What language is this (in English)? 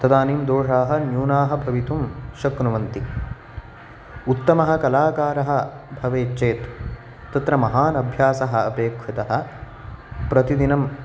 Sanskrit